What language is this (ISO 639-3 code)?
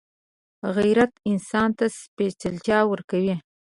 pus